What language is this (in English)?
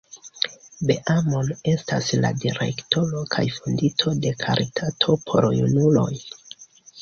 Esperanto